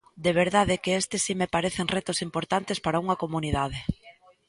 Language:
Galician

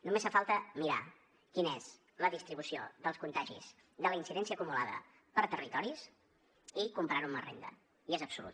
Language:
Catalan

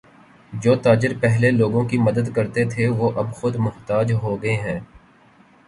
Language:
Urdu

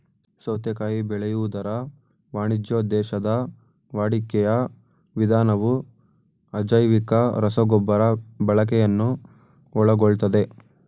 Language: Kannada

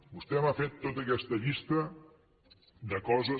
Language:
Catalan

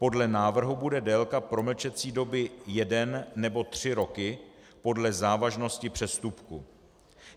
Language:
Czech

